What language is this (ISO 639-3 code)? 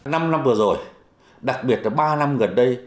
vie